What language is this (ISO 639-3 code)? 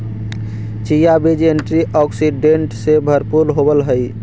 mag